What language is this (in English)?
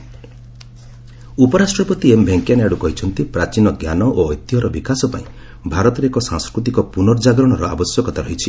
Odia